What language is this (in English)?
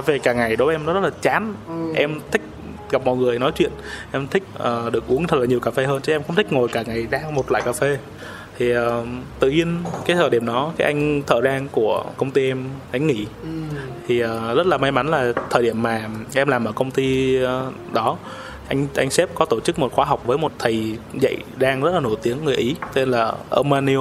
Vietnamese